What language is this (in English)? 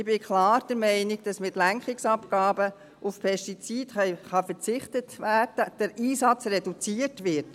Swiss German